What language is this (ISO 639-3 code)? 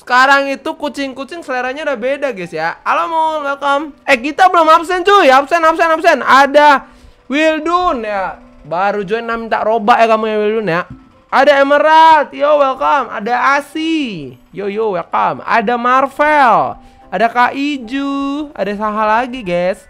ind